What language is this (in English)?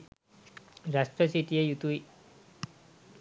Sinhala